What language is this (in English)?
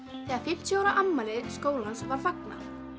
Icelandic